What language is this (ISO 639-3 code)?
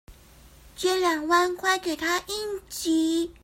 zho